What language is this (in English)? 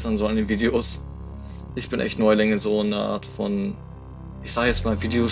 German